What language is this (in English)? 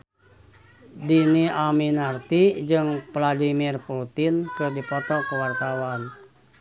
Sundanese